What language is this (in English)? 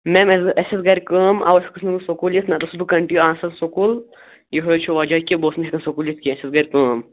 Kashmiri